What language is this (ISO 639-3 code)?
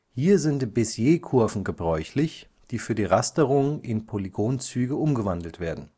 deu